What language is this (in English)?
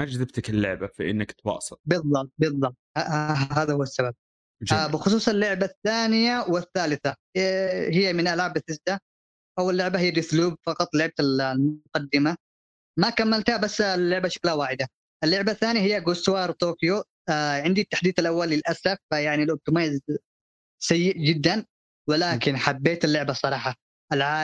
Arabic